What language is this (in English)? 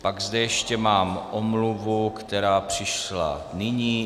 Czech